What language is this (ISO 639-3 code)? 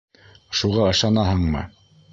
bak